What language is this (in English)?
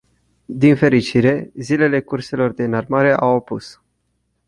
Romanian